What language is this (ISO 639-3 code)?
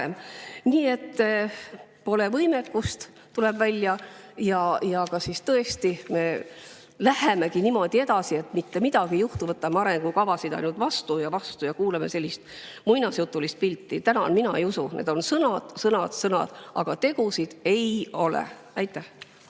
est